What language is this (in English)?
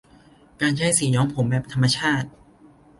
Thai